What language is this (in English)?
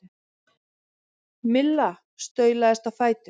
Icelandic